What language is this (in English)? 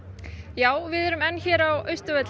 Icelandic